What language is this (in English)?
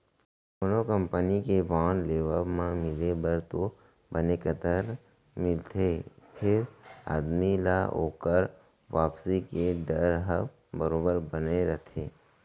Chhattisgarhi